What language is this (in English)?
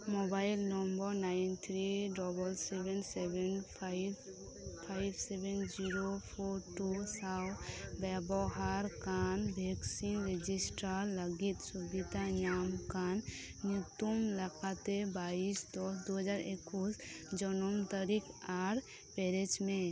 Santali